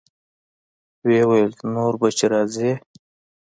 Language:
Pashto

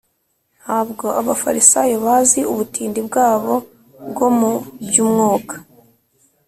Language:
Kinyarwanda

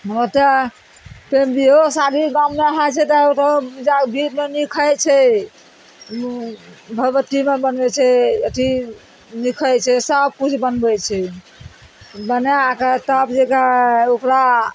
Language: Maithili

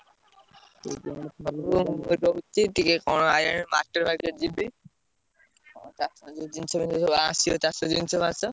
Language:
Odia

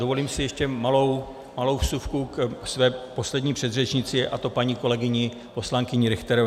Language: Czech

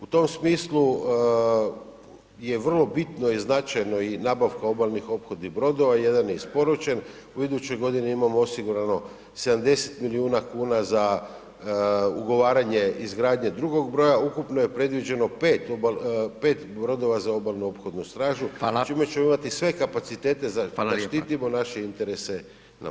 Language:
Croatian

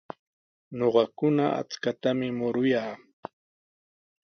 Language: Sihuas Ancash Quechua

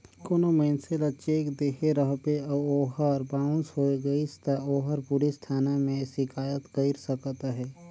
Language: Chhattisgarhi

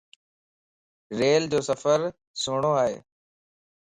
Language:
Lasi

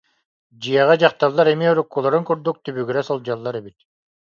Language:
Yakut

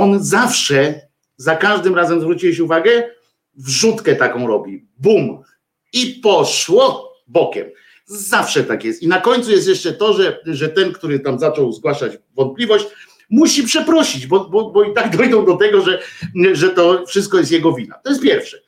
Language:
Polish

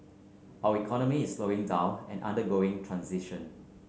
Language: English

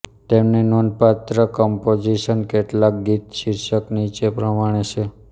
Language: Gujarati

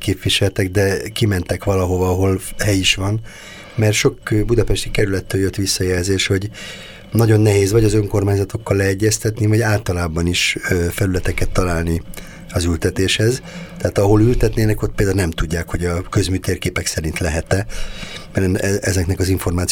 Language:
Hungarian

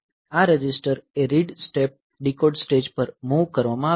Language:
Gujarati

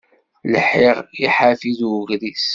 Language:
Kabyle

